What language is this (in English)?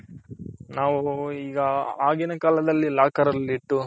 Kannada